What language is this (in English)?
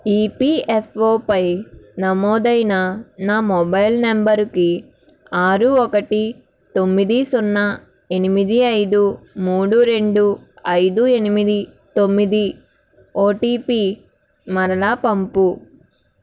Telugu